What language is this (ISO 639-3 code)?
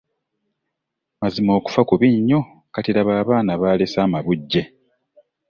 lug